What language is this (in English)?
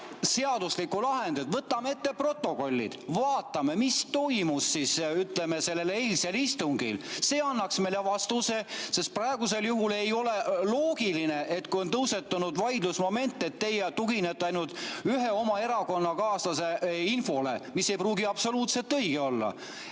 Estonian